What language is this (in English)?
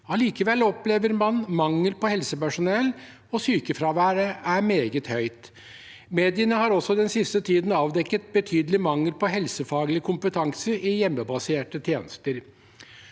Norwegian